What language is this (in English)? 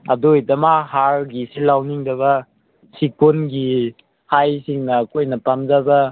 Manipuri